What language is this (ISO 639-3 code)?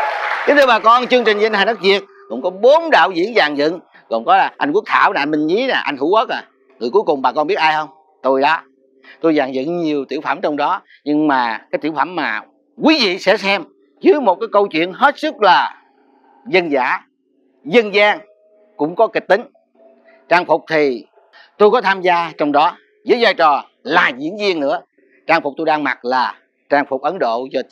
vie